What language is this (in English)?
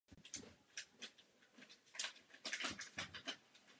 Czech